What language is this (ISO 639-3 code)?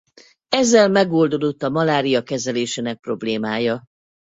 hun